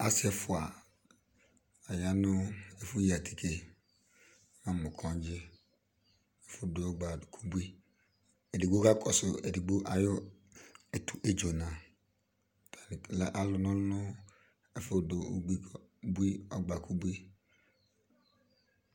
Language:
Ikposo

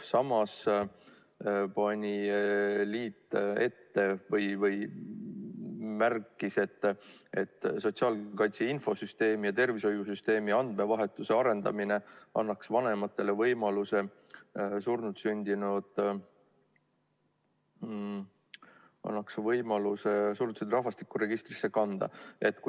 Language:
Estonian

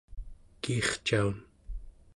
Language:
Central Yupik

